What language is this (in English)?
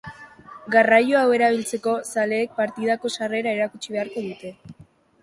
Basque